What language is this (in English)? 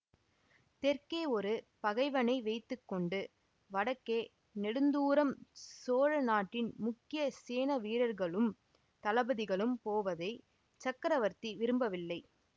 Tamil